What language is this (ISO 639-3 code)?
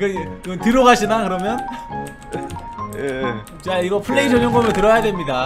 kor